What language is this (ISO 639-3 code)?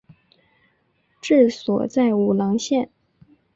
zho